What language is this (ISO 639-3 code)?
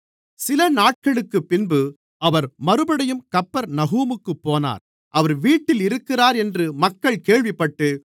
tam